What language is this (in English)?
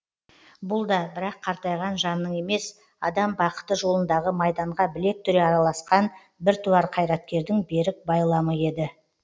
Kazakh